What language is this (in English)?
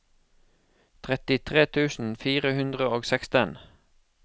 Norwegian